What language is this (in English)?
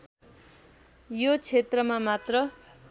Nepali